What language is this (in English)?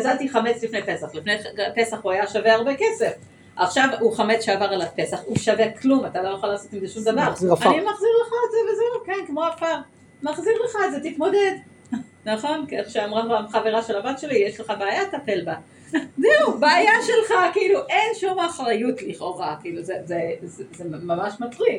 Hebrew